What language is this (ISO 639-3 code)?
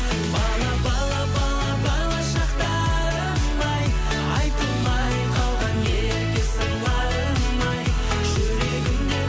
kaz